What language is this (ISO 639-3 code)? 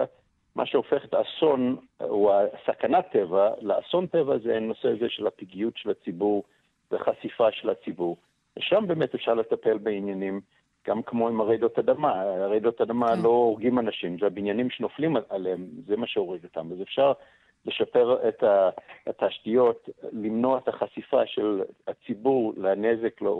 heb